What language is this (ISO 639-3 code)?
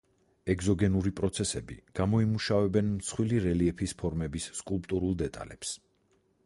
kat